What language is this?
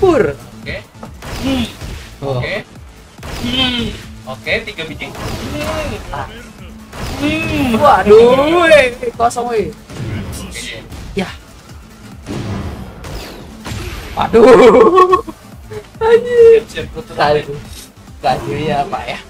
Indonesian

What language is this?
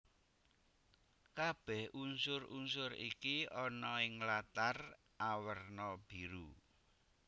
Javanese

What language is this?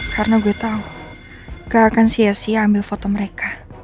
Indonesian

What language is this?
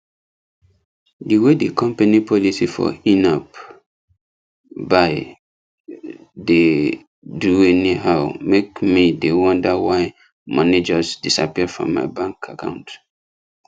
Nigerian Pidgin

